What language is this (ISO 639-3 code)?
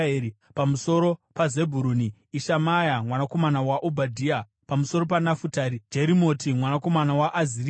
sna